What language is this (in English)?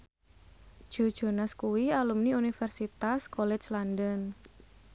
Javanese